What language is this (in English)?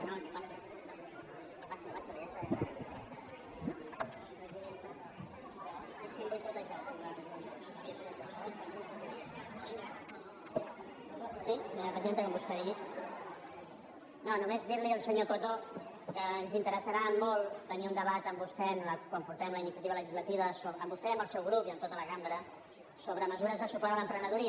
Catalan